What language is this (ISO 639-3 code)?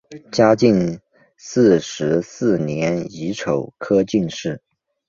zho